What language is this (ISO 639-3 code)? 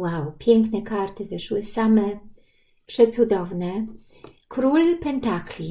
pol